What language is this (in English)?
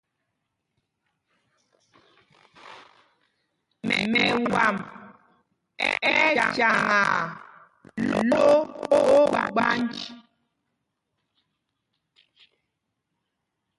Mpumpong